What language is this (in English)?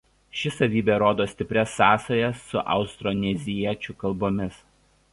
Lithuanian